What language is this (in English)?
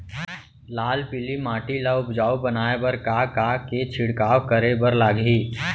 Chhattisgarhi